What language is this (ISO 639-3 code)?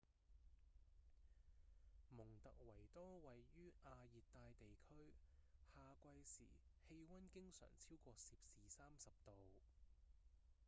yue